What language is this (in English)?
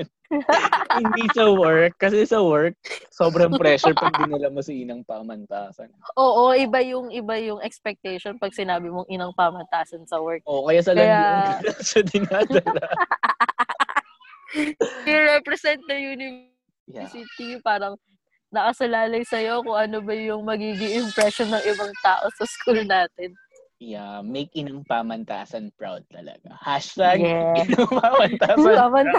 Filipino